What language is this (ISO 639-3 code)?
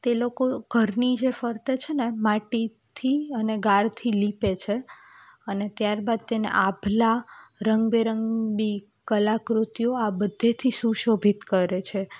guj